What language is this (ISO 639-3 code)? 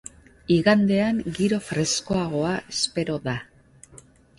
eus